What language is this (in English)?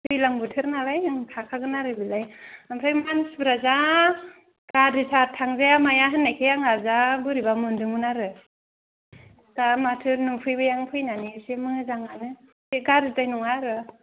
Bodo